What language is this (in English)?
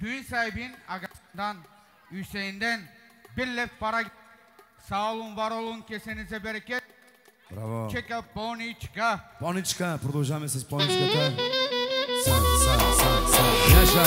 Turkish